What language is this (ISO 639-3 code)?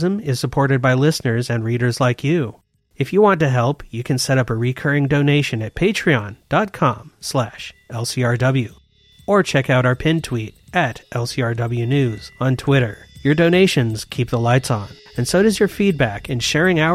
eng